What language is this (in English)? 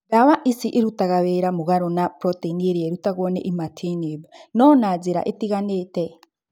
Kikuyu